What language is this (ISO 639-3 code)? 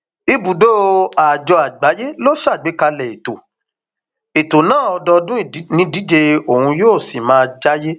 yor